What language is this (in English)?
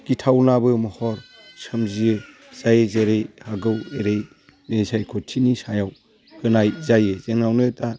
Bodo